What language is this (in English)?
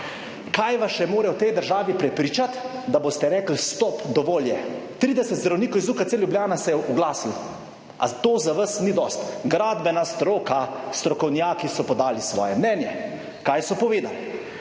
Slovenian